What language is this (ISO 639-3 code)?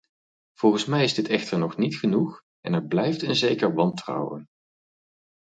nld